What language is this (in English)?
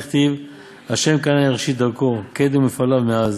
Hebrew